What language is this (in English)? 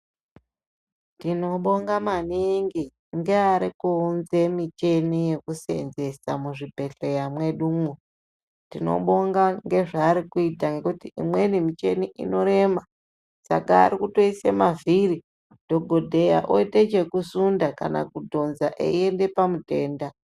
Ndau